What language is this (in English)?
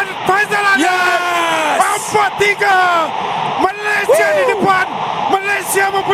Malay